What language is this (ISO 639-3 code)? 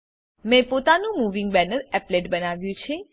guj